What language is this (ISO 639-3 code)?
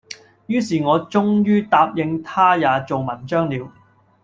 yue